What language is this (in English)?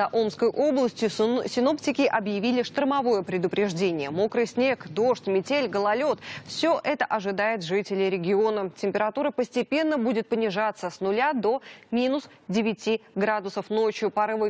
Russian